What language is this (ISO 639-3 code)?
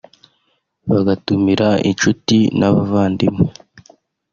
kin